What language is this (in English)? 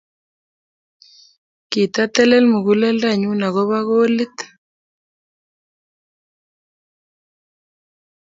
Kalenjin